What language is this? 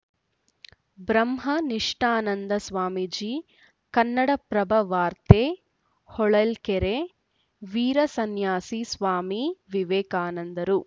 Kannada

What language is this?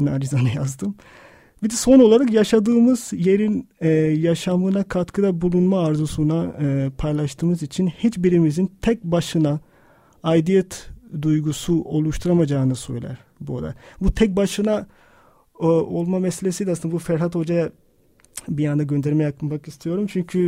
Turkish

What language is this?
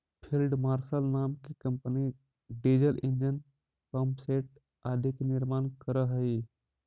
Magahi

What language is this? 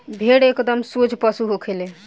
Bhojpuri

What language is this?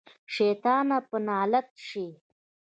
Pashto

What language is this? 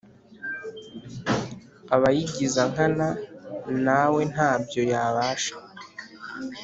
Kinyarwanda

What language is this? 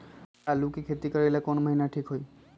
Magahi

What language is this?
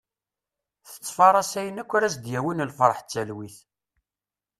Kabyle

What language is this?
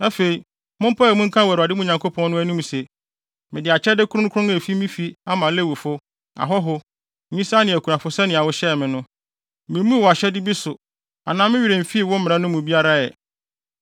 Akan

